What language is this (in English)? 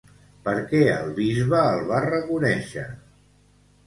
Catalan